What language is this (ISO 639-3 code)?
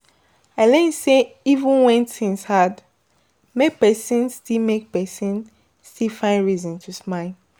pcm